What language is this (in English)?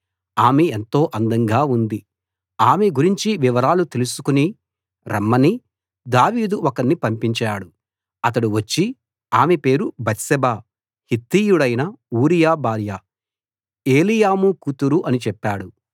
Telugu